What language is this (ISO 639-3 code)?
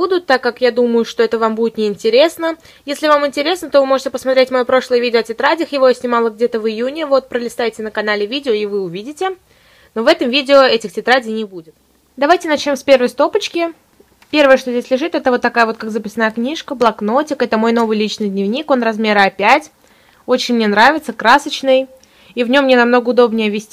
rus